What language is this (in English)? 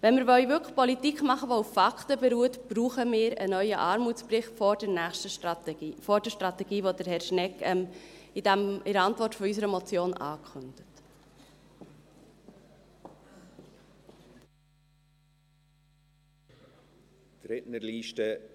Swiss German